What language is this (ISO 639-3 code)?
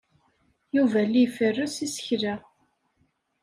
kab